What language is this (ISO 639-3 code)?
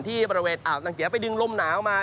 tha